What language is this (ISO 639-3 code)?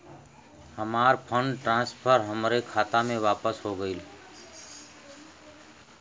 bho